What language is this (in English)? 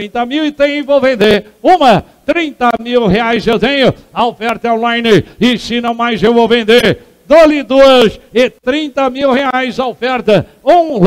Portuguese